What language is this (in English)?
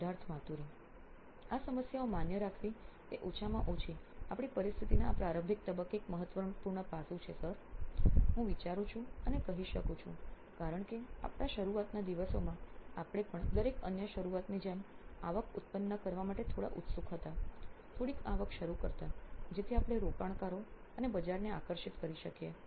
Gujarati